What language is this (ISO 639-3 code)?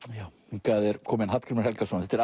isl